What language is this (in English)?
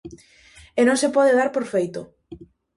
Galician